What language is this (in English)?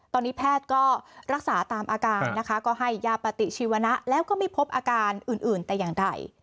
Thai